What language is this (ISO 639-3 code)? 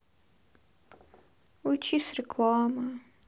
rus